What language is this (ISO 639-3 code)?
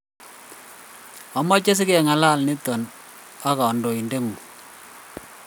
kln